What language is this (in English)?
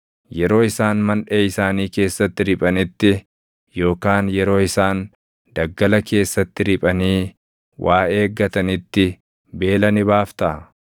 Oromo